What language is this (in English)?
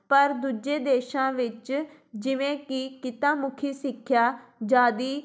Punjabi